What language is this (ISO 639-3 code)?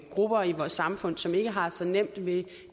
dan